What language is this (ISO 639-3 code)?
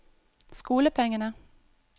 nor